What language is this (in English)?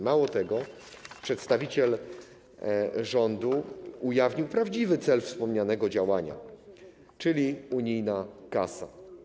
Polish